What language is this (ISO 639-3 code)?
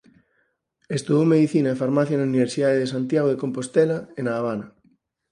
glg